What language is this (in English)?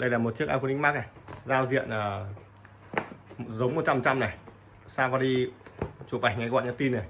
Vietnamese